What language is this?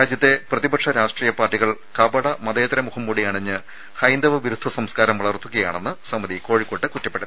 Malayalam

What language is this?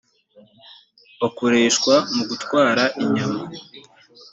Kinyarwanda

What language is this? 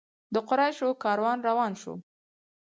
Pashto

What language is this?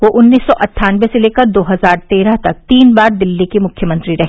Hindi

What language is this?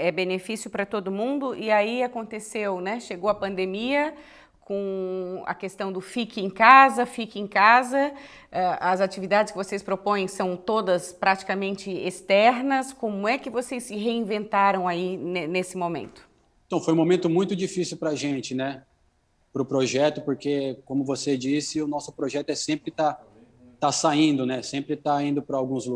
Portuguese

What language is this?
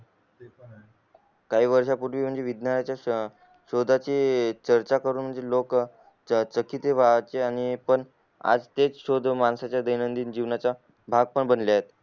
Marathi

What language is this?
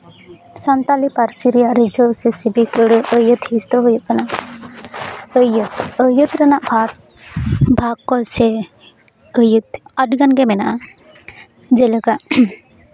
Santali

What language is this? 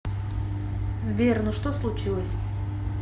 Russian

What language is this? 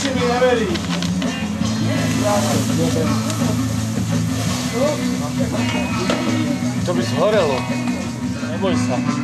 Romanian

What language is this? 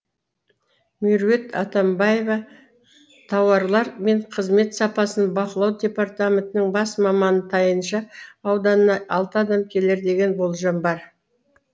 Kazakh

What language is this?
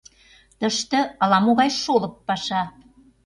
Mari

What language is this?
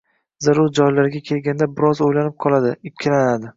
Uzbek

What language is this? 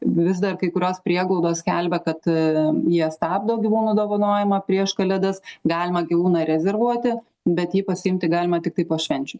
Lithuanian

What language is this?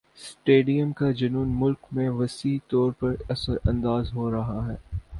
Urdu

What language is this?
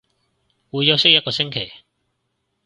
Cantonese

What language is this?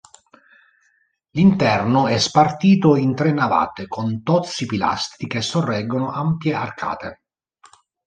Italian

